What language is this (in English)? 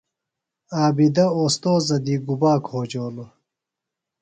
Phalura